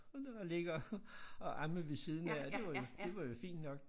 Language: Danish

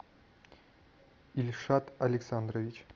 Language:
Russian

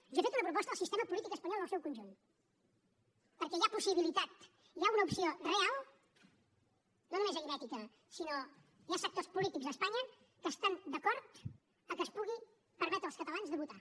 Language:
Catalan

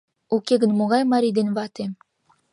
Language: Mari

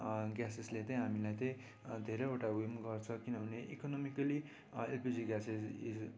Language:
Nepali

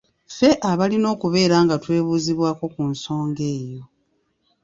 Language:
Ganda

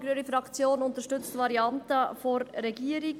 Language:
Swiss German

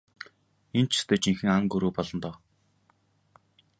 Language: Mongolian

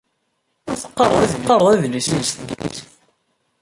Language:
Kabyle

